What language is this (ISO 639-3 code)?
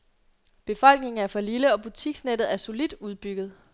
dan